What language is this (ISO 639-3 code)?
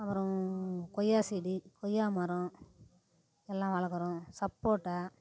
tam